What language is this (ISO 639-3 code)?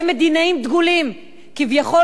heb